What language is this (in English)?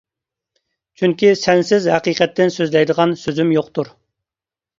Uyghur